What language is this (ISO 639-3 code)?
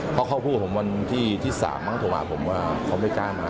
tha